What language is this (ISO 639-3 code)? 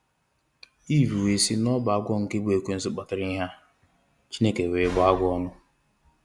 ibo